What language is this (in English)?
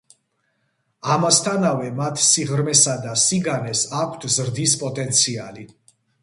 Georgian